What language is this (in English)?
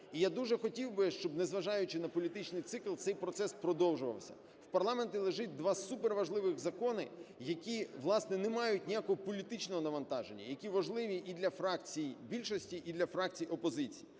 Ukrainian